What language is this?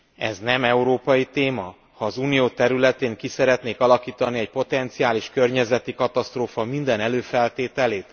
Hungarian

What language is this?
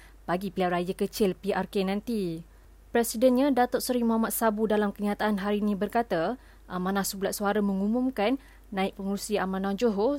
Malay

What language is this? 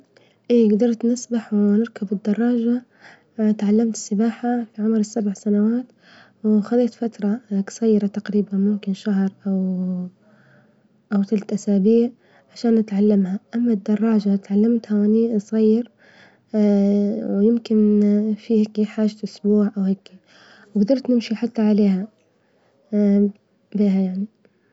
Libyan Arabic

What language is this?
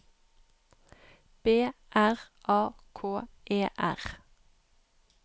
Norwegian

